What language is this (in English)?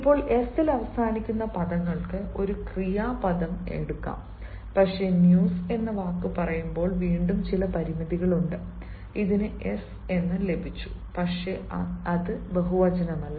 Malayalam